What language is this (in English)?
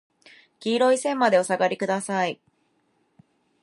Japanese